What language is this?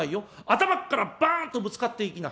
Japanese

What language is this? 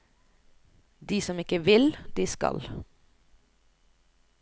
Norwegian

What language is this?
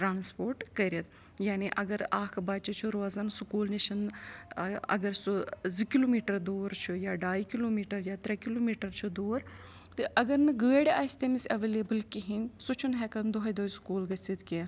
Kashmiri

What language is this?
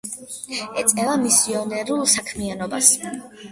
Georgian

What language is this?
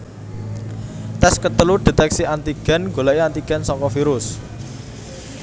Javanese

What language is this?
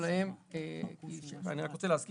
Hebrew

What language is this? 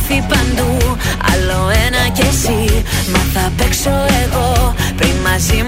Greek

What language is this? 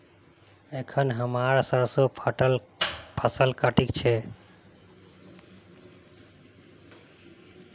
Magahi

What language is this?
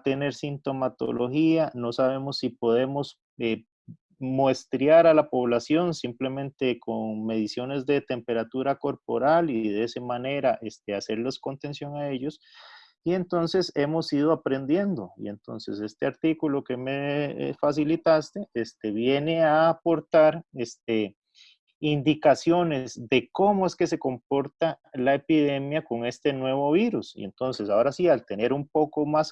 Spanish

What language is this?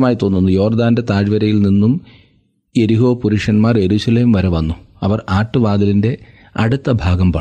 Malayalam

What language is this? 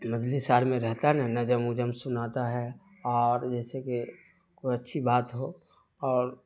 Urdu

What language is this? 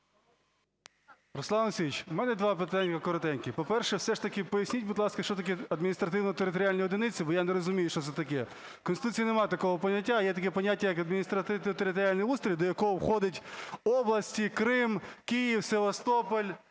Ukrainian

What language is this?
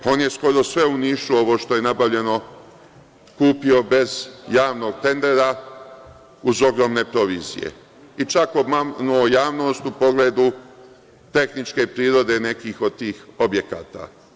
Serbian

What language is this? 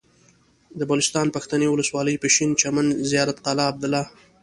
Pashto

